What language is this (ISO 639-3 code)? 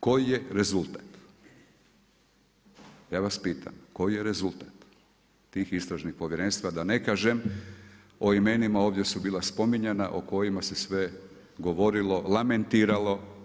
hrv